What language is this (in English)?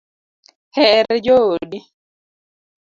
Luo (Kenya and Tanzania)